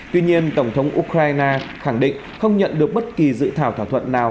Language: Vietnamese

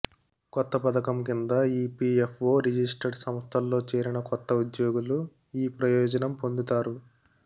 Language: Telugu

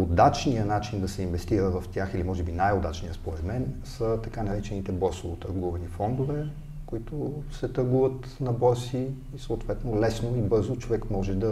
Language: Bulgarian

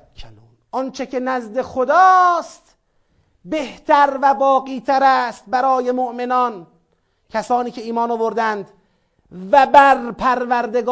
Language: Persian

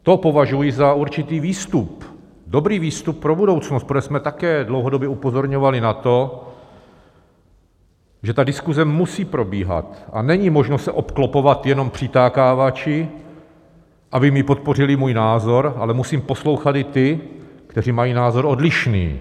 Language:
Czech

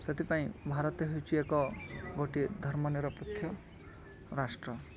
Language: Odia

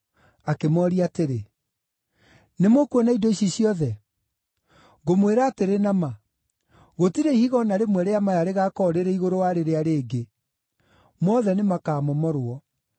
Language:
Kikuyu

